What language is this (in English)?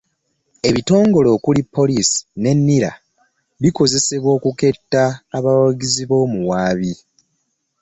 Ganda